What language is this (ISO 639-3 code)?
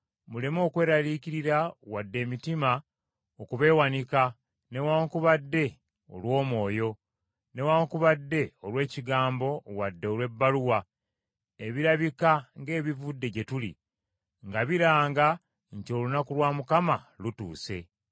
lug